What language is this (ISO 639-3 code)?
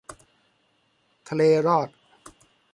tha